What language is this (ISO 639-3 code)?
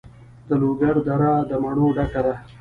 pus